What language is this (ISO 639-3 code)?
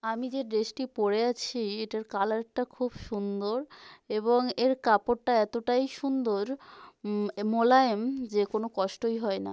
ben